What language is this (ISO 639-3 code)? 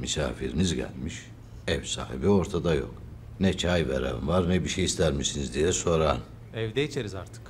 tur